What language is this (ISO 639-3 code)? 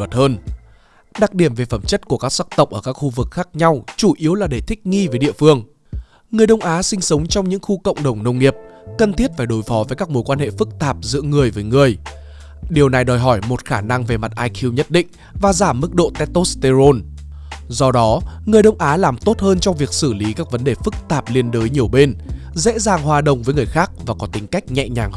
vie